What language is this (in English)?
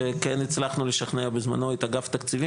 Hebrew